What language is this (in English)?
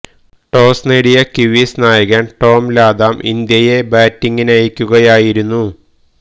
Malayalam